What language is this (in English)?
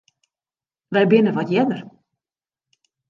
Western Frisian